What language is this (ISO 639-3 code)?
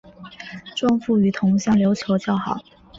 zho